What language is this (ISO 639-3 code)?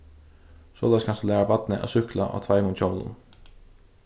fao